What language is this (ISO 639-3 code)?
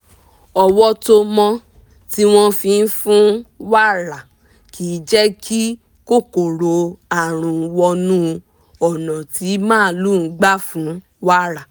yor